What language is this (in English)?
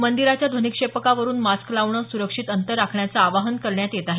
Marathi